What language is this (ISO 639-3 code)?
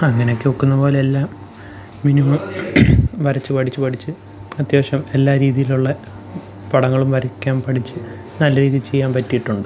mal